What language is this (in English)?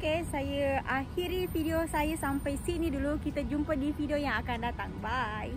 Malay